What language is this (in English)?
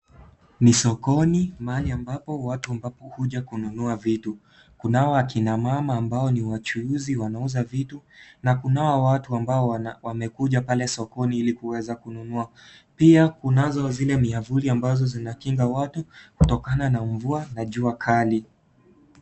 Swahili